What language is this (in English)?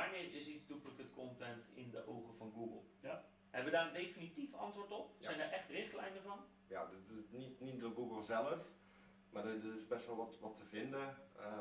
Dutch